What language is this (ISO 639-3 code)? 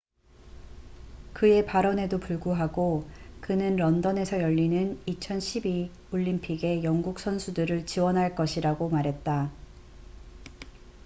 kor